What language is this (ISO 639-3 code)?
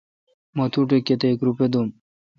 xka